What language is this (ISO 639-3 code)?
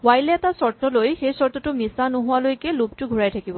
asm